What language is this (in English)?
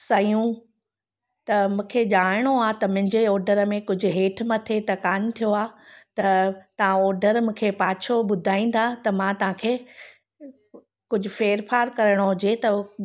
Sindhi